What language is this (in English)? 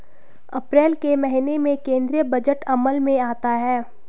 Hindi